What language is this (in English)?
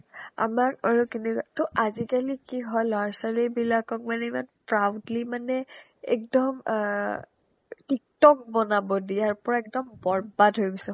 Assamese